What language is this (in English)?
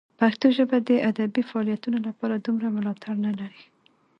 Pashto